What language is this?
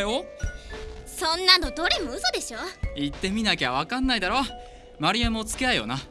Japanese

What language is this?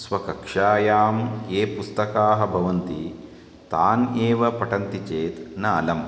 Sanskrit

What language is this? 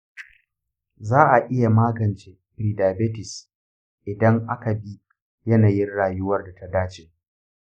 Hausa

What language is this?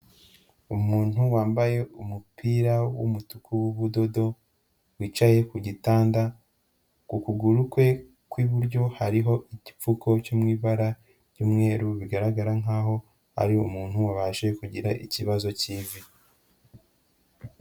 Kinyarwanda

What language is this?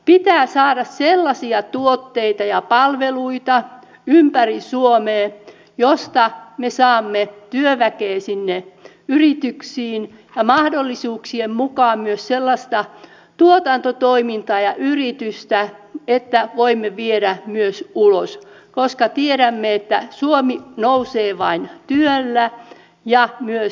Finnish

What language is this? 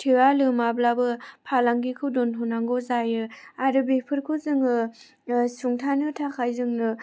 Bodo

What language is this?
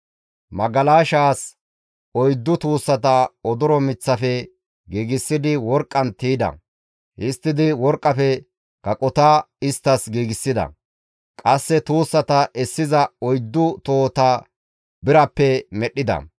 Gamo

